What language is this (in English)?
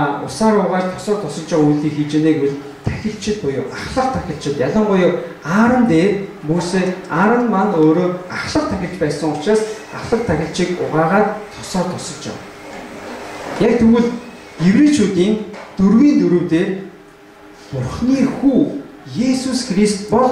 Turkish